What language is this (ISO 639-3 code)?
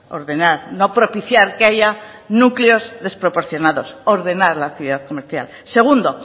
spa